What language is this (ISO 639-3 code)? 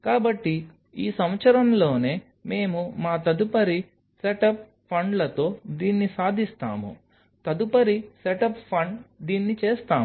tel